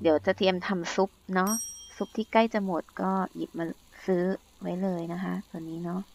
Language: Thai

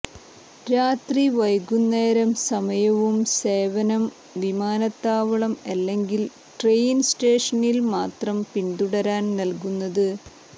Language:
Malayalam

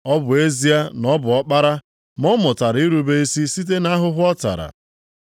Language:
Igbo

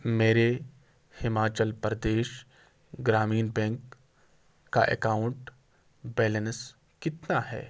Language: Urdu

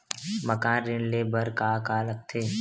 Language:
Chhattisgarhi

